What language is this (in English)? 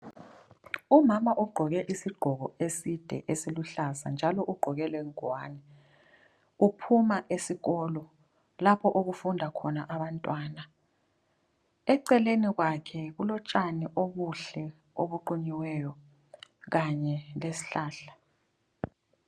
North Ndebele